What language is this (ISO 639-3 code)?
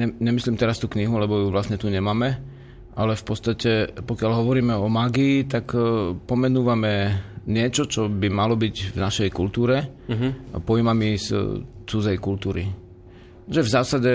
slk